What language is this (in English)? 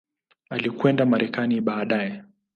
Swahili